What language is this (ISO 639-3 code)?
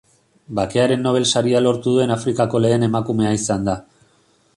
eus